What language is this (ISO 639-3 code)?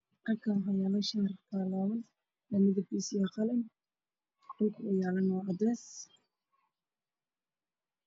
som